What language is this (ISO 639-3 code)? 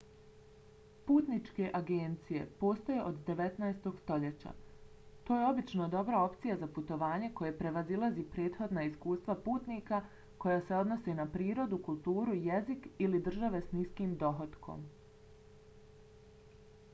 bos